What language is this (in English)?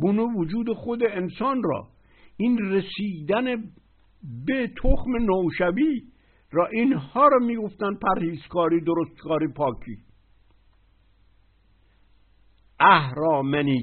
Persian